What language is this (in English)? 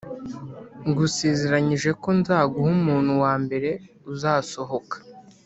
Kinyarwanda